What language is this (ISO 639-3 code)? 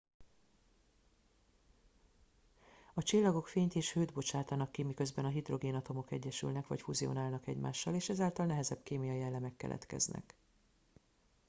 hun